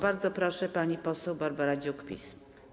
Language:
Polish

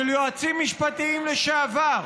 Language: Hebrew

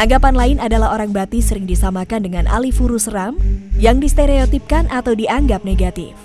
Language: Indonesian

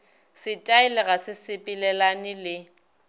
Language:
Northern Sotho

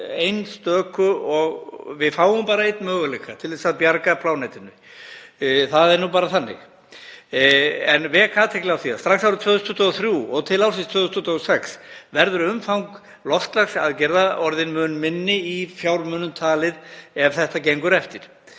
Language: Icelandic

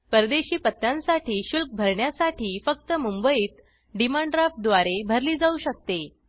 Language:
Marathi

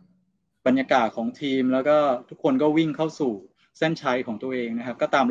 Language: Thai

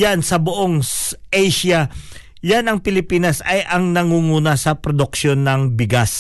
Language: Filipino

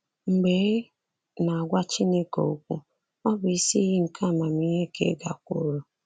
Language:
Igbo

